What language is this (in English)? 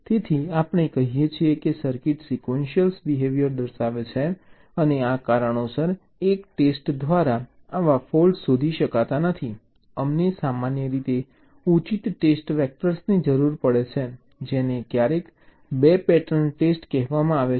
Gujarati